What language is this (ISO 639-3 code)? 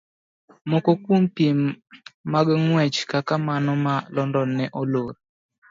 luo